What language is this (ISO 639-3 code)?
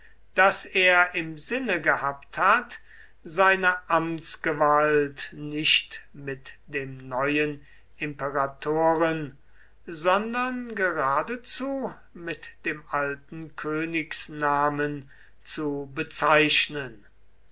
deu